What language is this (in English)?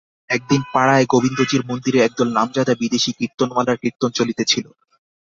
Bangla